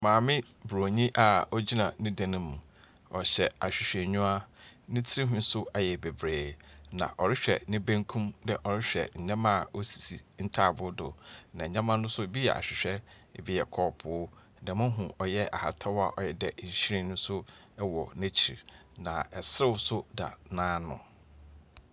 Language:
Akan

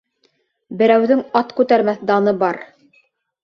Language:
Bashkir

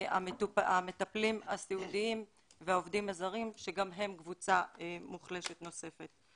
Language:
Hebrew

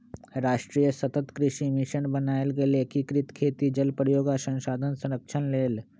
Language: Magahi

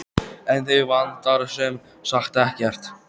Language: Icelandic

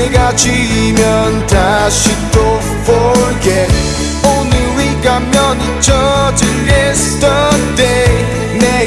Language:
Korean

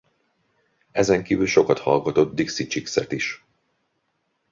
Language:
Hungarian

